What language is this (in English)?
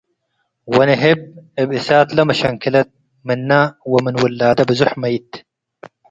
Tigre